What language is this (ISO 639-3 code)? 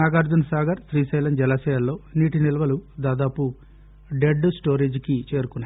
tel